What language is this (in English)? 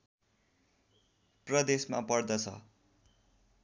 Nepali